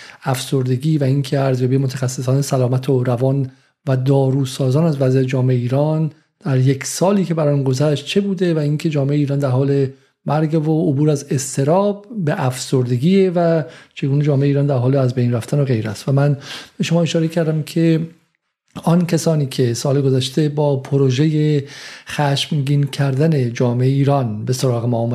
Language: Persian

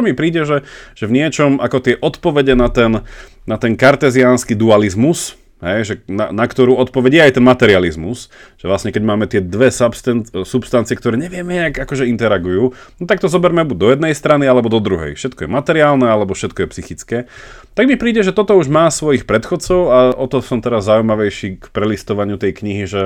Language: Slovak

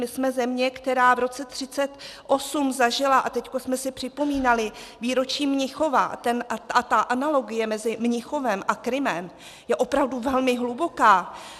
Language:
Czech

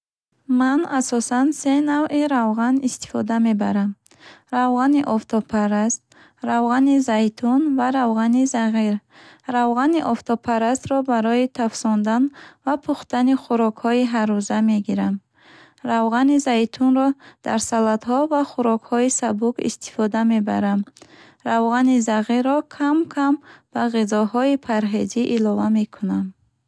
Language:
Bukharic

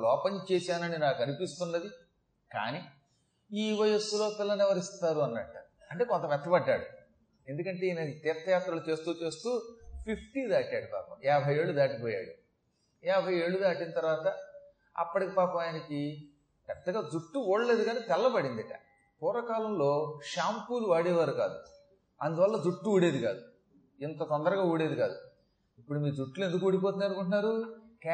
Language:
Telugu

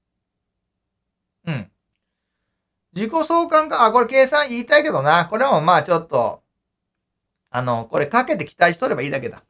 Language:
Japanese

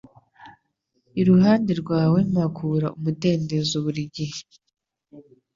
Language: Kinyarwanda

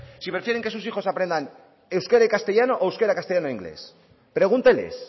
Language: Spanish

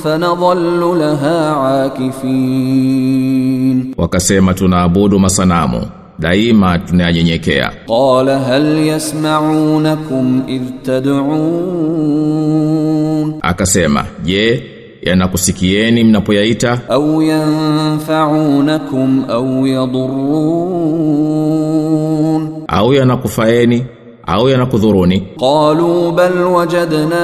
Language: Swahili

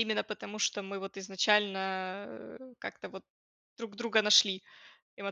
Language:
Russian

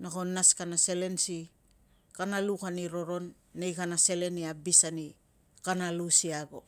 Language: Tungag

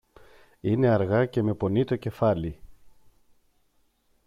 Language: Greek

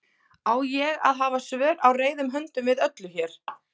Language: Icelandic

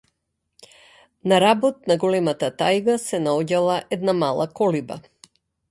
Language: Macedonian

